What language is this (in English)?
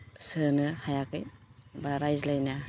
Bodo